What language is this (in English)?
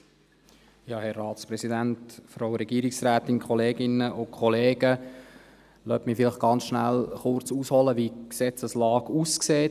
Swiss German